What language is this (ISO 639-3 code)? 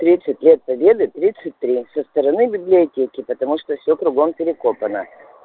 rus